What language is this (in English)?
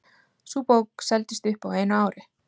Icelandic